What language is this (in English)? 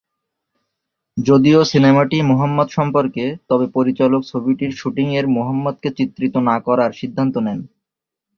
Bangla